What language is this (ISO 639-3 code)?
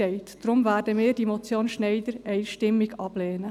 gsw